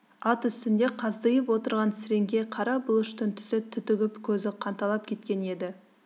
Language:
Kazakh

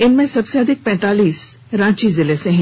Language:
Hindi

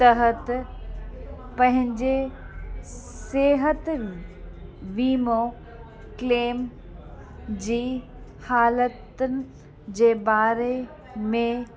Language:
Sindhi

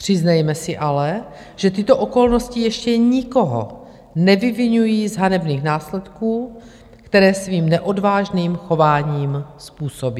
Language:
Czech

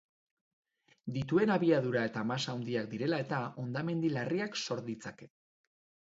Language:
Basque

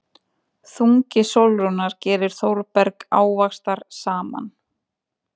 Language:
Icelandic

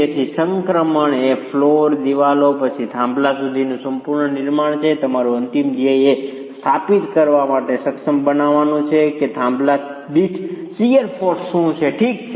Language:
Gujarati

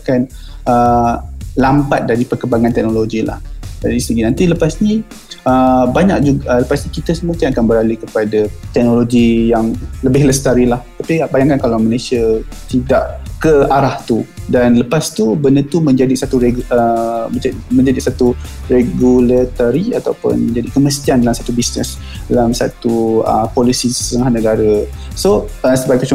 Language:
Malay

